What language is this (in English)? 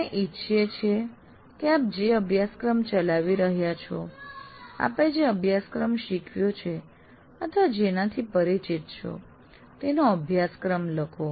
Gujarati